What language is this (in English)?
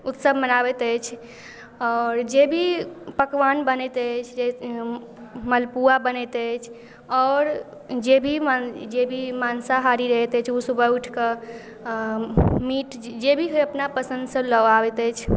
Maithili